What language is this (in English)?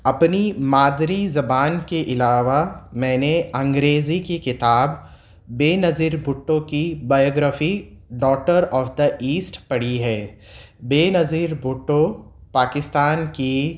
Urdu